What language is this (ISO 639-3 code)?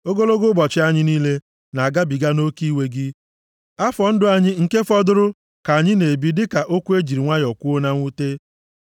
ibo